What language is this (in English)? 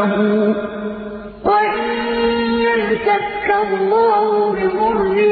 Arabic